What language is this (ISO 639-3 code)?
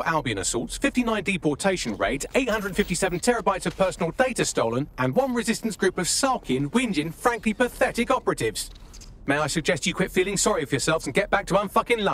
eng